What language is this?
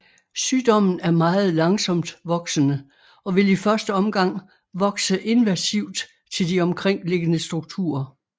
Danish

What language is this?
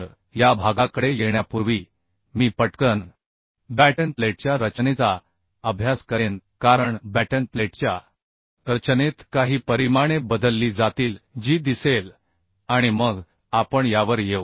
Marathi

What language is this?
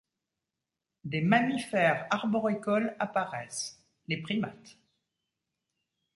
French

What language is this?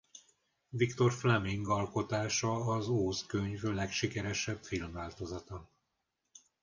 Hungarian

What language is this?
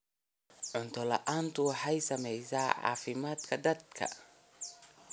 Somali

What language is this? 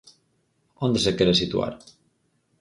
Galician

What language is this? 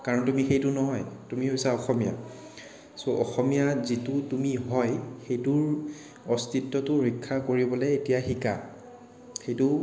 Assamese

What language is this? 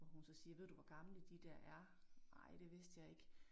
Danish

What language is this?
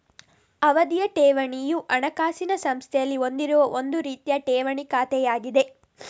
Kannada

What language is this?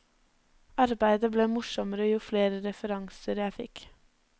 Norwegian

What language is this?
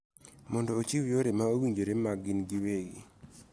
Luo (Kenya and Tanzania)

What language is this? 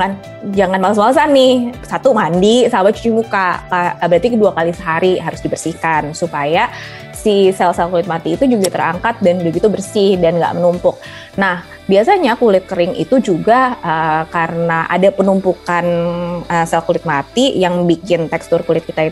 Indonesian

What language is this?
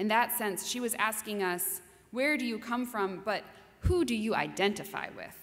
English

